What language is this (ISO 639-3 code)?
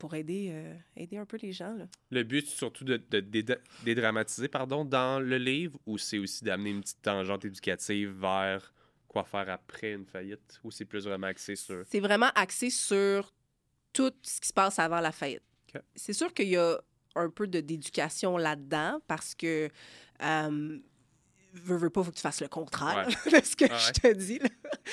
fra